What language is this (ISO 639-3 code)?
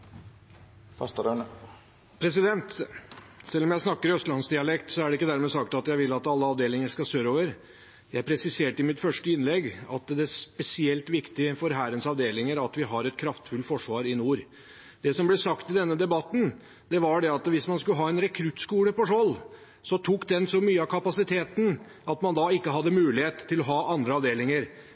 nor